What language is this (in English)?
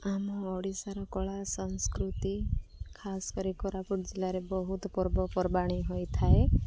Odia